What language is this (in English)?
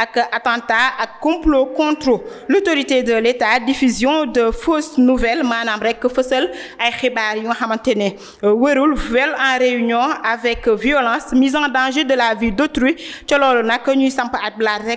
French